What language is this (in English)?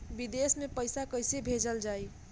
Bhojpuri